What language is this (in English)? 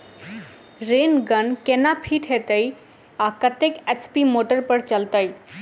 Maithili